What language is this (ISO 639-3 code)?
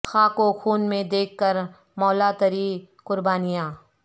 urd